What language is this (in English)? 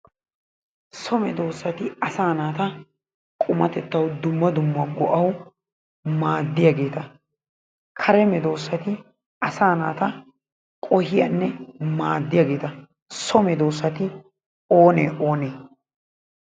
Wolaytta